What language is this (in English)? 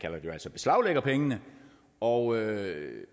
Danish